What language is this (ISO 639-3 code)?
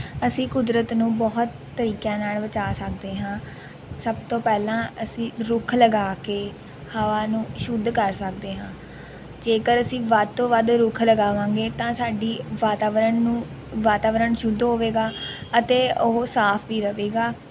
pan